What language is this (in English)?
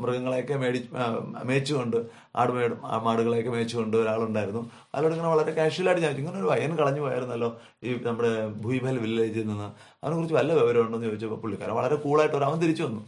Malayalam